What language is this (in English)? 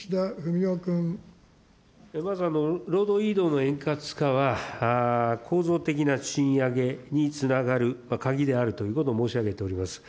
Japanese